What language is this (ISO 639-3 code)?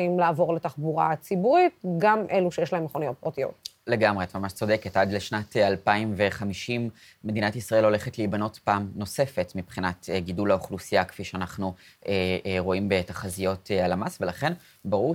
heb